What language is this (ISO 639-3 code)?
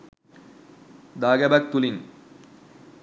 sin